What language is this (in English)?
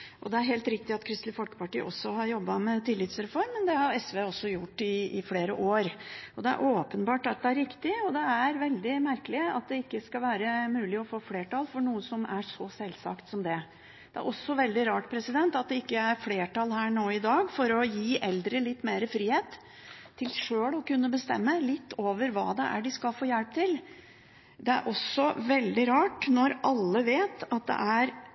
Norwegian Bokmål